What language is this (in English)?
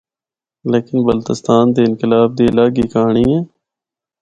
Northern Hindko